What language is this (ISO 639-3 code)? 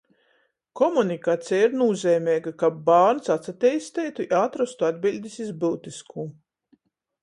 ltg